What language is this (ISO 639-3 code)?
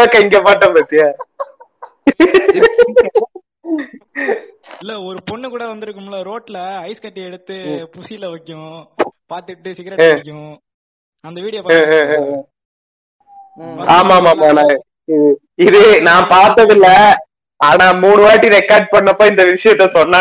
tam